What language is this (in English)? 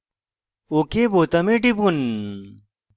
Bangla